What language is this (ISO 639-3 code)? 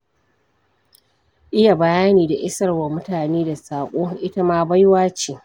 hau